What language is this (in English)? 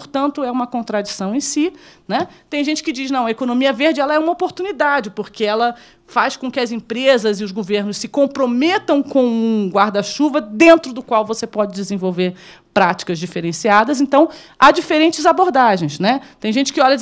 Portuguese